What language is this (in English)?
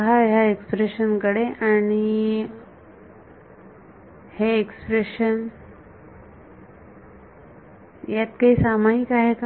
Marathi